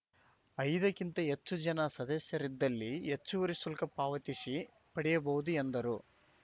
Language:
Kannada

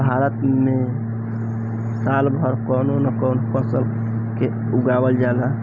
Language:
Bhojpuri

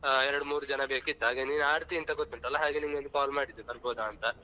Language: Kannada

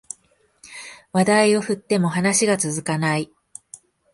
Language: Japanese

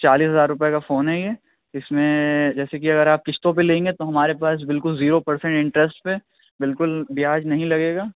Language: Urdu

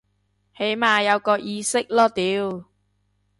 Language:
Cantonese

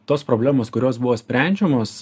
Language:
Lithuanian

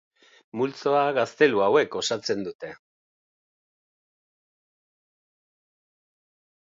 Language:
Basque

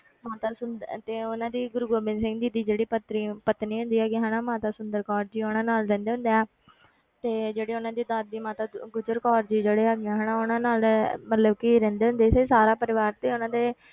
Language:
Punjabi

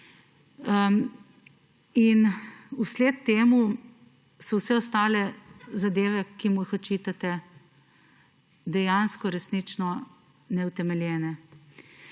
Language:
Slovenian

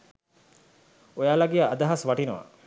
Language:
Sinhala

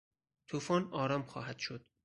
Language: Persian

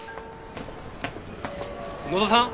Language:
Japanese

